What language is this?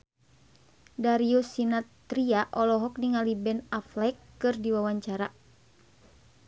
Sundanese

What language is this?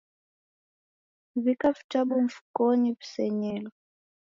Taita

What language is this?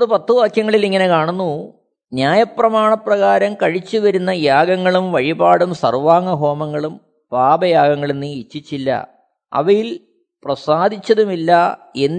Malayalam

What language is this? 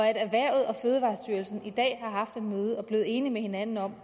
Danish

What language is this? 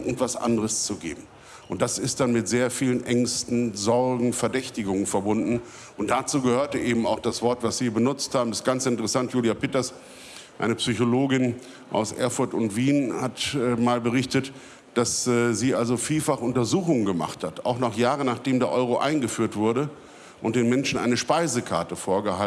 German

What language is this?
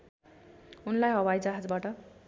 Nepali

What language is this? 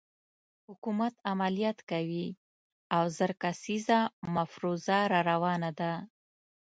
Pashto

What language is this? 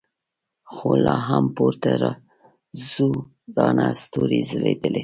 Pashto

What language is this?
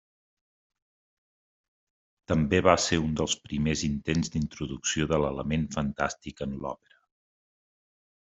Catalan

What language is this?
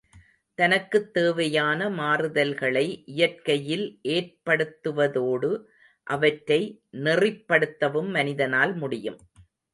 Tamil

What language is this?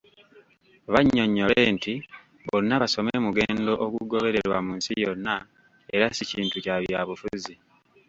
Ganda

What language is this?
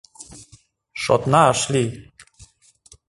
Mari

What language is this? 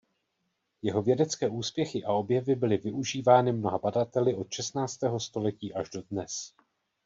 Czech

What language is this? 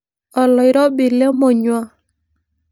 Masai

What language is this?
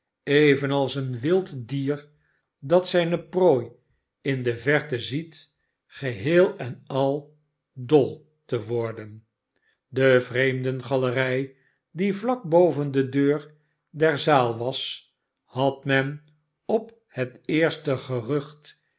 Dutch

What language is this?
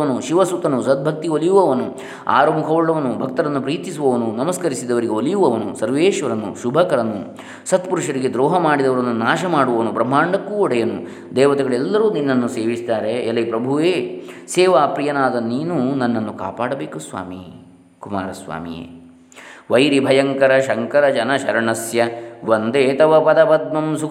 Kannada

